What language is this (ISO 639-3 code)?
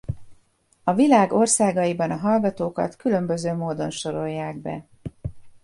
hun